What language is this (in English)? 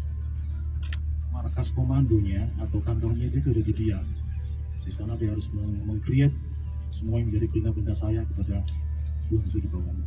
Indonesian